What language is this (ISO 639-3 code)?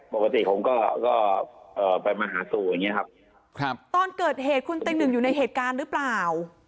tha